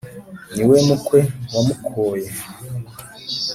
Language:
Kinyarwanda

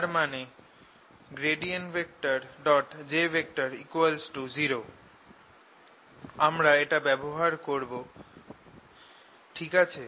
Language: Bangla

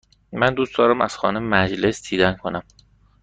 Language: Persian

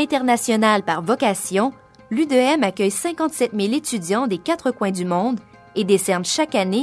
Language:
French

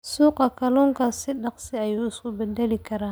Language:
Somali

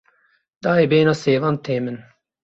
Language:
Kurdish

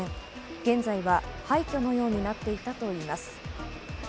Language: Japanese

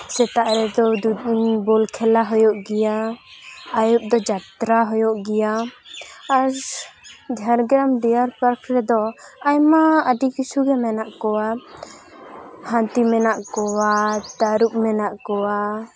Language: Santali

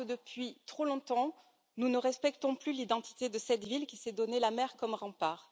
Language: French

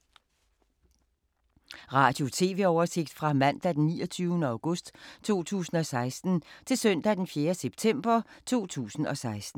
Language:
Danish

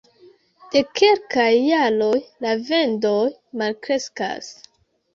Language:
Esperanto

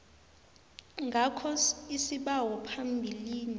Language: South Ndebele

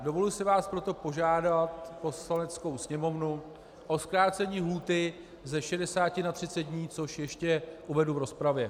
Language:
Czech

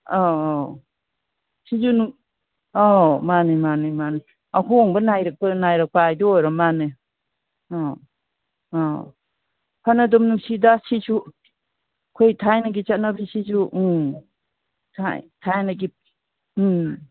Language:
Manipuri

